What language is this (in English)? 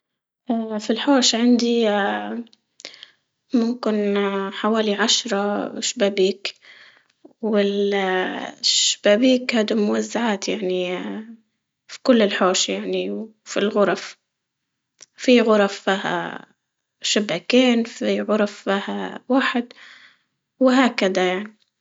Libyan Arabic